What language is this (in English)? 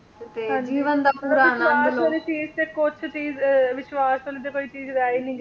Punjabi